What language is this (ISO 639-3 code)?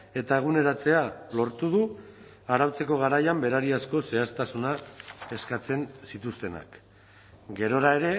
eus